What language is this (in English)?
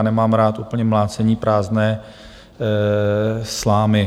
Czech